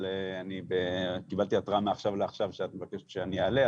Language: Hebrew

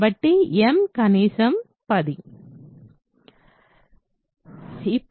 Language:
Telugu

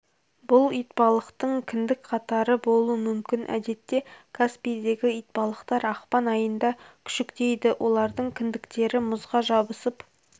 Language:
Kazakh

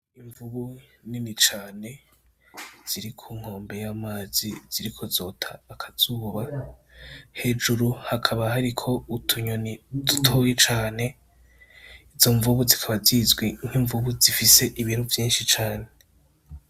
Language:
Rundi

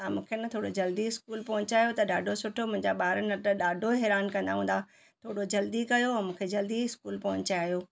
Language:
Sindhi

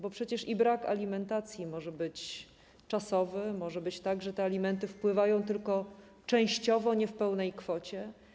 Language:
Polish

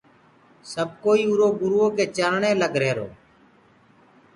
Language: Gurgula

